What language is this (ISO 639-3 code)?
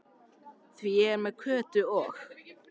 isl